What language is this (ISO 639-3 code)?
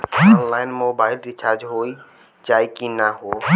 bho